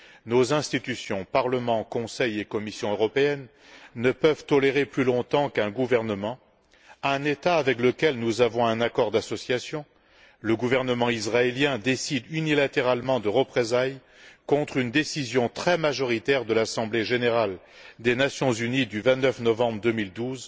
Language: French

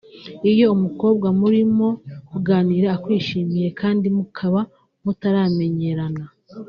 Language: Kinyarwanda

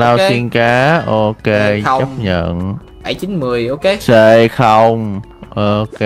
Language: Vietnamese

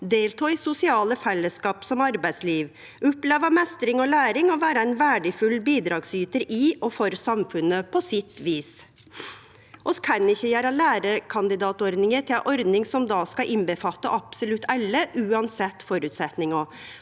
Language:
Norwegian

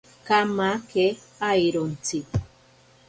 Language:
Ashéninka Perené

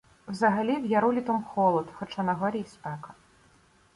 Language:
Ukrainian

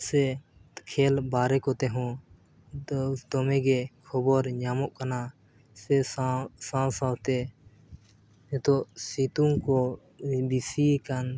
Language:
Santali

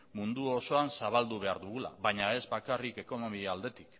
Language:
Basque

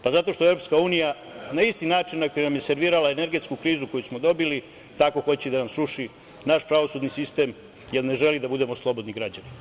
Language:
Serbian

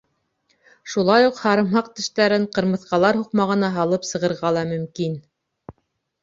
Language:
Bashkir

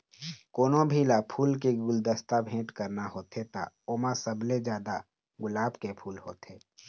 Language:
Chhattisgarhi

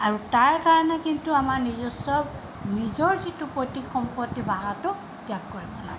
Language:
Assamese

